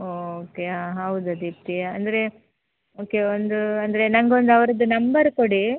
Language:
Kannada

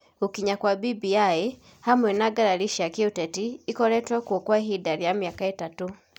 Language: Kikuyu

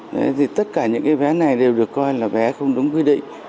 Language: Vietnamese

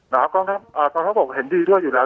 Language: Thai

